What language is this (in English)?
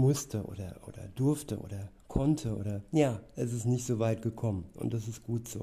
German